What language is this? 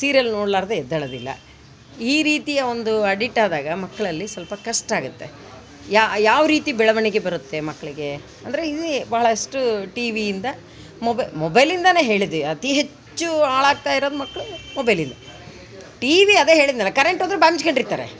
Kannada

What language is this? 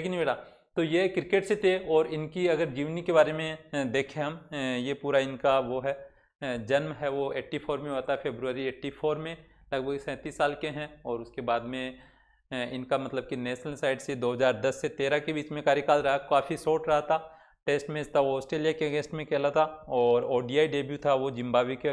Hindi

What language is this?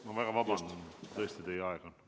Estonian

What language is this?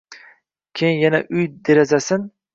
Uzbek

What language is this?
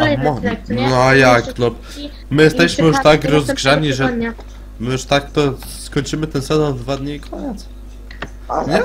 Polish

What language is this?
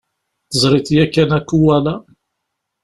Kabyle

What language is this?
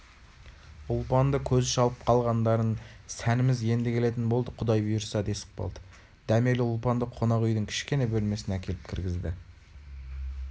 Kazakh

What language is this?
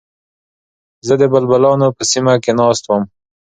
Pashto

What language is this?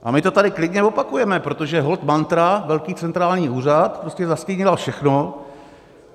Czech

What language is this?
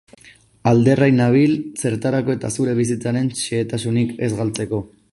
Basque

